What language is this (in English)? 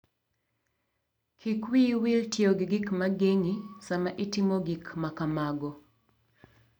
Luo (Kenya and Tanzania)